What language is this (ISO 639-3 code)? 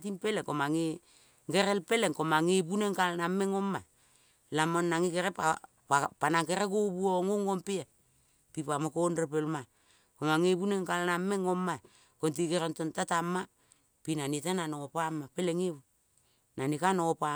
kol